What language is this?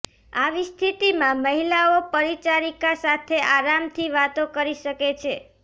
Gujarati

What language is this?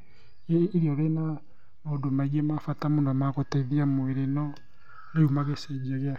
Kikuyu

